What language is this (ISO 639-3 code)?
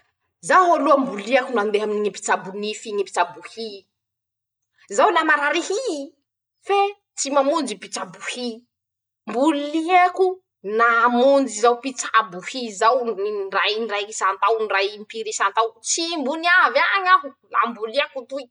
msh